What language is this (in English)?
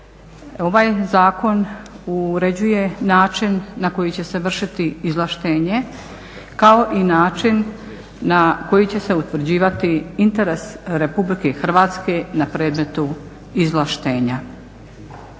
Croatian